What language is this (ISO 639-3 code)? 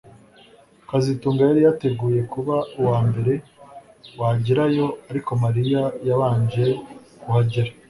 kin